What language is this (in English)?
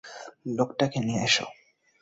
Bangla